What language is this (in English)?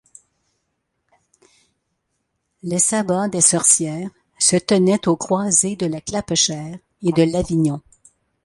French